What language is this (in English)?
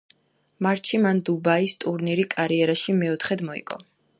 Georgian